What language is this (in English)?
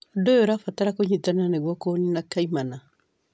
Kikuyu